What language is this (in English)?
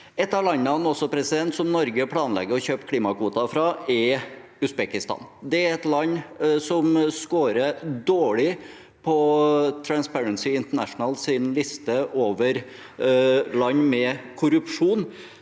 Norwegian